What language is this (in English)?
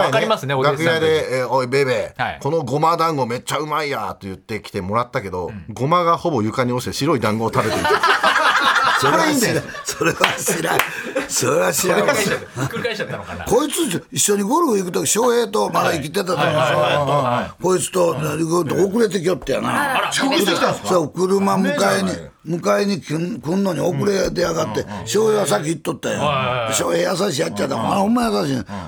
Japanese